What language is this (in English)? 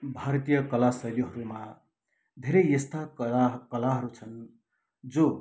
Nepali